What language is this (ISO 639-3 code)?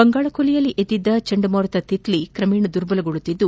kan